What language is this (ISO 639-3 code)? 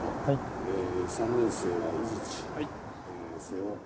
jpn